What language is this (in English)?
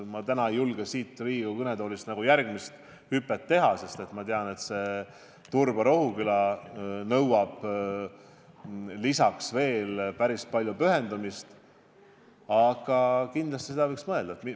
Estonian